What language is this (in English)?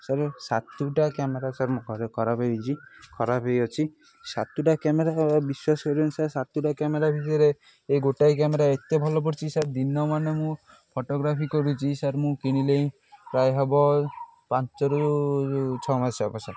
Odia